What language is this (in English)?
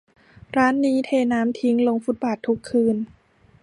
Thai